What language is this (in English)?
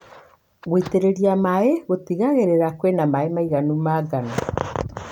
Kikuyu